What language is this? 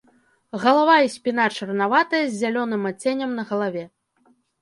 Belarusian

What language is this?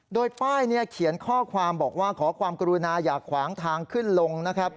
Thai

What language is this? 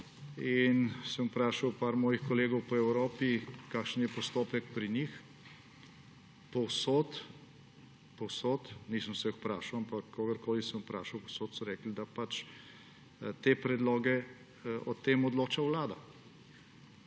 Slovenian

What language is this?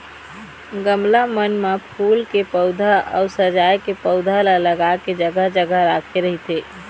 Chhattisgarhi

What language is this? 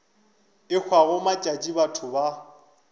Northern Sotho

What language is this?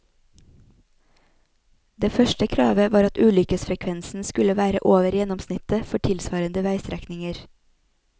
Norwegian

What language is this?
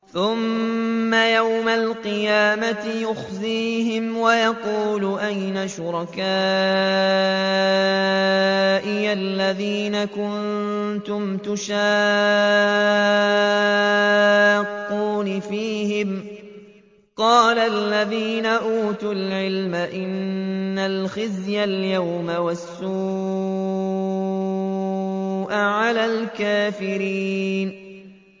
Arabic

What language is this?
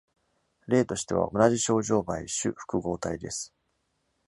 Japanese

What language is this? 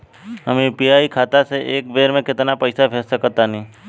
Bhojpuri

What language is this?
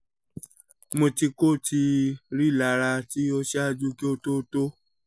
Yoruba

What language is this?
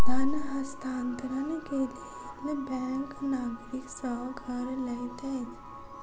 Maithili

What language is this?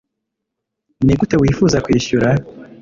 Kinyarwanda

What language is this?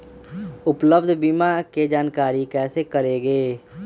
Magahi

